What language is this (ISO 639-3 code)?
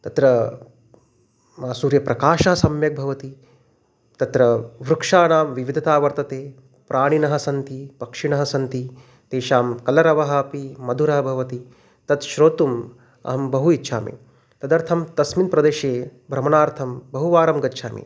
san